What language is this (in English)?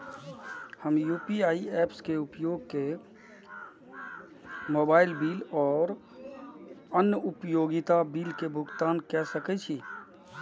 Maithili